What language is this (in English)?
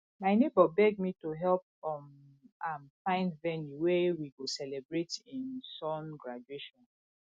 Nigerian Pidgin